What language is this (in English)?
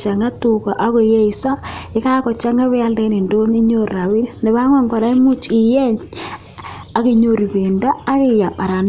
Kalenjin